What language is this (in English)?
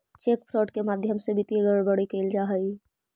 Magahi